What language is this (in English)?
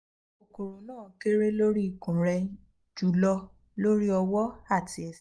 Yoruba